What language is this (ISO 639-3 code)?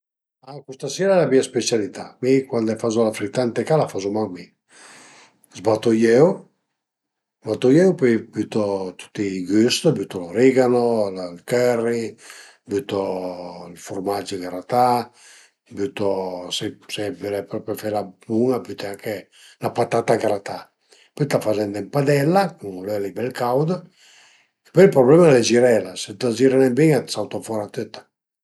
pms